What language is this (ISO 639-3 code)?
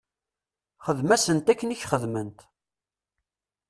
kab